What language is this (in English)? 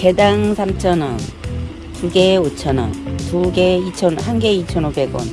Korean